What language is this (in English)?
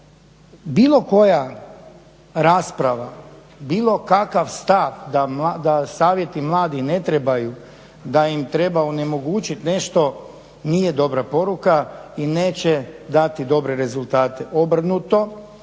Croatian